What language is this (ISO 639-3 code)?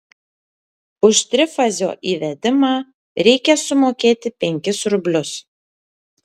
lit